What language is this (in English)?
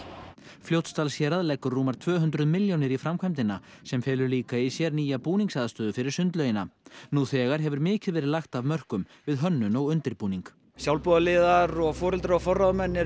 Icelandic